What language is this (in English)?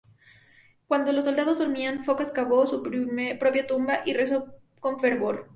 Spanish